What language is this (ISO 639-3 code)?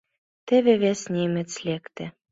chm